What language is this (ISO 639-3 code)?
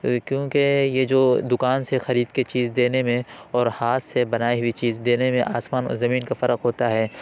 urd